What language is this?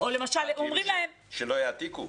Hebrew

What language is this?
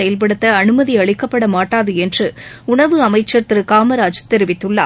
Tamil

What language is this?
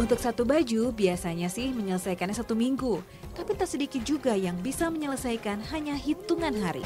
Indonesian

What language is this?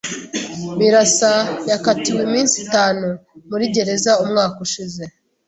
Kinyarwanda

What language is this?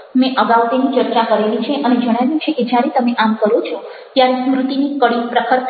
Gujarati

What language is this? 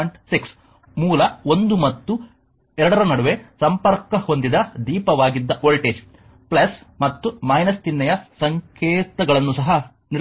Kannada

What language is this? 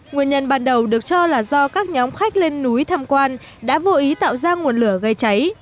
Vietnamese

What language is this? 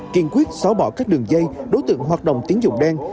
Vietnamese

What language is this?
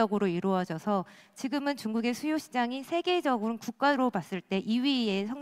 Korean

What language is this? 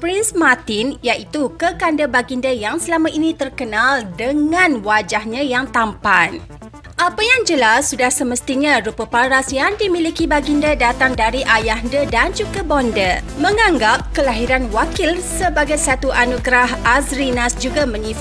Malay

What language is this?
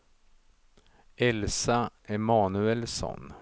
Swedish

